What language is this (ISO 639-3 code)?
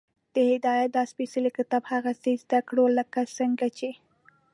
pus